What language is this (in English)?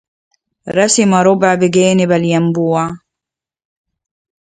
Arabic